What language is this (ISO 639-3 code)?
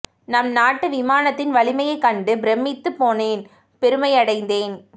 tam